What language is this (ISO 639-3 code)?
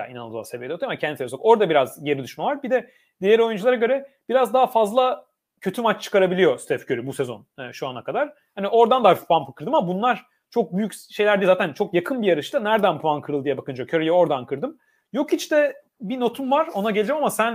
tur